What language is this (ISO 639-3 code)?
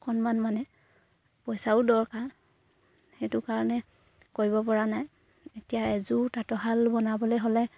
asm